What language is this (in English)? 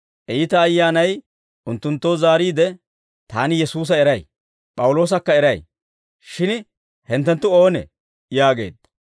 Dawro